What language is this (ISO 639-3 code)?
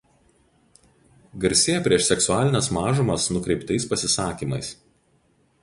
lit